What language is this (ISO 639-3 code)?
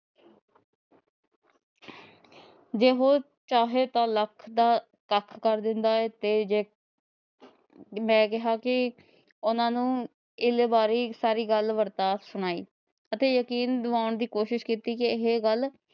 pan